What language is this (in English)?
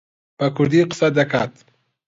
Central Kurdish